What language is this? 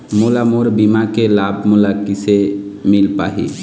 Chhattisgarhi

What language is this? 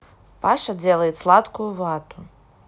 Russian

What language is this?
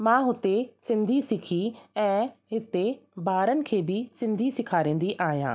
Sindhi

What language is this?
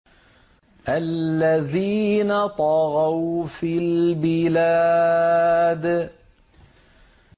Arabic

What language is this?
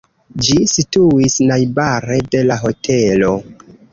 Esperanto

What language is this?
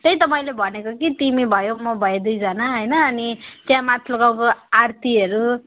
Nepali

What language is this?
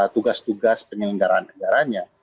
Indonesian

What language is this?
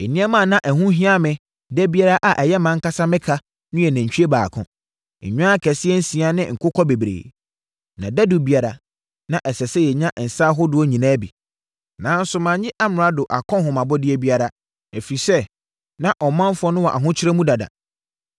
Akan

